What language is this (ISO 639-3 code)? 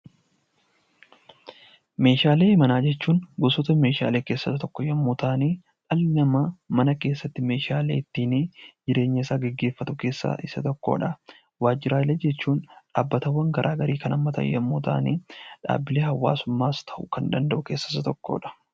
orm